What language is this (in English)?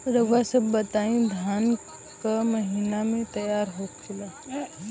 Bhojpuri